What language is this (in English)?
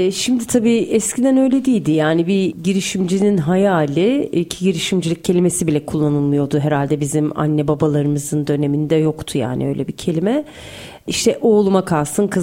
Turkish